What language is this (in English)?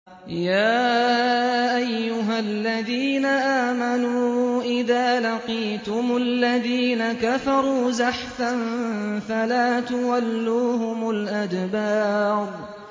Arabic